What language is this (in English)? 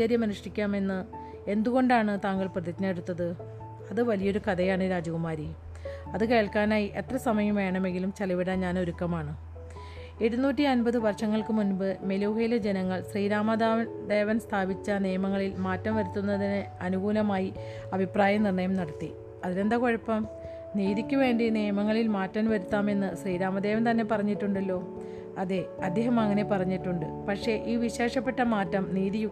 Malayalam